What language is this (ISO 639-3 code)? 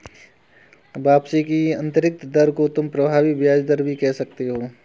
hin